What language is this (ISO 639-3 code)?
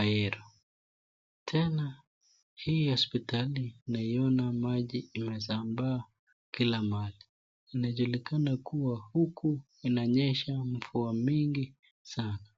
swa